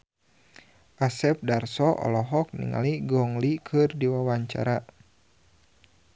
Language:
Sundanese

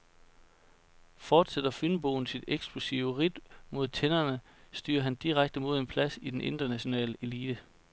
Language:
Danish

